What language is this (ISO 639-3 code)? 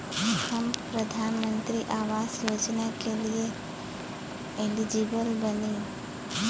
bho